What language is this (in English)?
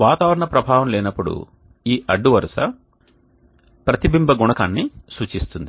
Telugu